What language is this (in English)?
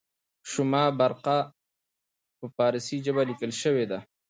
Pashto